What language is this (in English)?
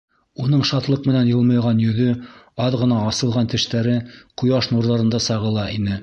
Bashkir